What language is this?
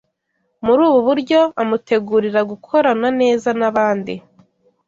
Kinyarwanda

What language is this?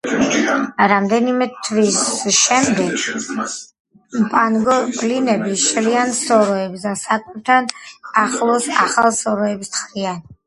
Georgian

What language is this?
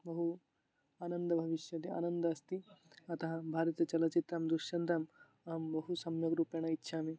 Sanskrit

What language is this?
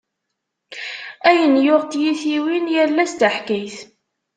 Kabyle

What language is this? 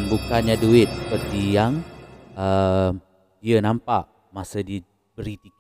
Malay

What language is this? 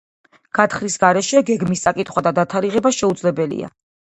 Georgian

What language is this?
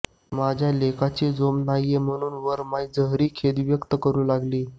Marathi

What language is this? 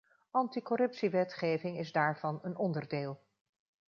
Dutch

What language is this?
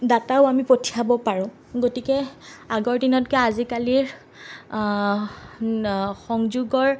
Assamese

